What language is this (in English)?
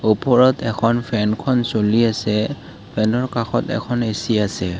Assamese